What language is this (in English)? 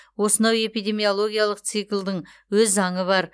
Kazakh